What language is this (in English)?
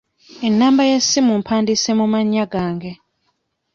Ganda